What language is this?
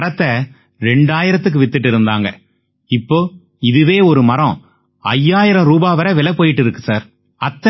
Tamil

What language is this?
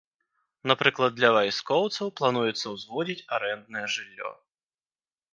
Belarusian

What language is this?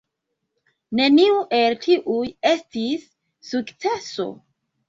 Esperanto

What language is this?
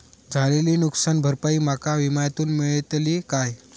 Marathi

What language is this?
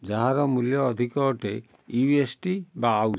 Odia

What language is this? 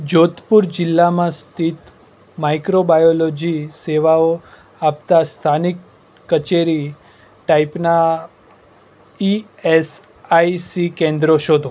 Gujarati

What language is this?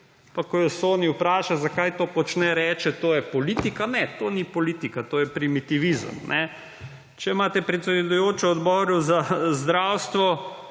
Slovenian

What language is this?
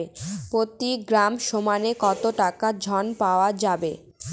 Bangla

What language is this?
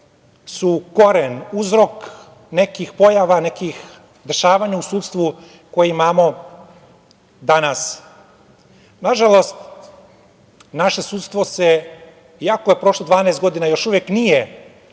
Serbian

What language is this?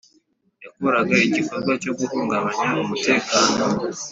Kinyarwanda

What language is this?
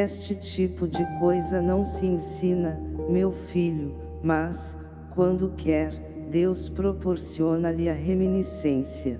Portuguese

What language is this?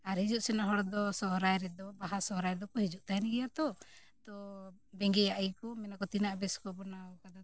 Santali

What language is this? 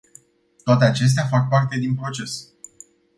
Romanian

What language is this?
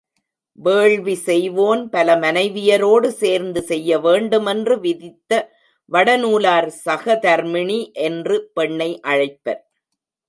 Tamil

